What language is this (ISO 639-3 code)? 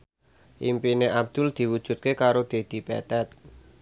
jav